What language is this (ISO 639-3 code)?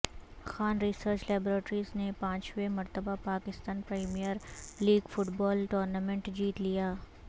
urd